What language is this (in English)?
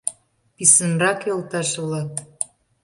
Mari